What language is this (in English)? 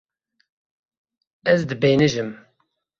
Kurdish